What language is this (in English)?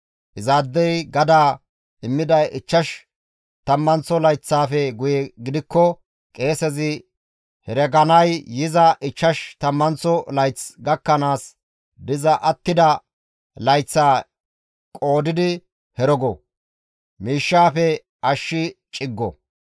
Gamo